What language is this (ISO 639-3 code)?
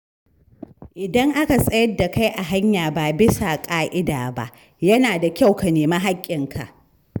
hau